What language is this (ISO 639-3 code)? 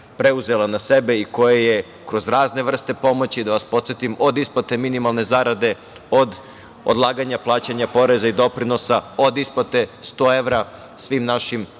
srp